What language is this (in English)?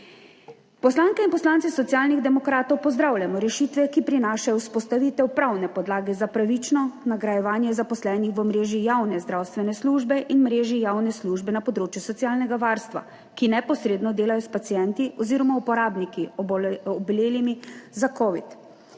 Slovenian